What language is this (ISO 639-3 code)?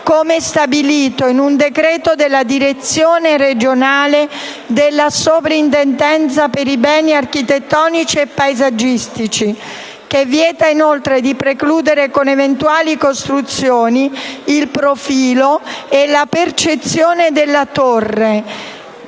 ita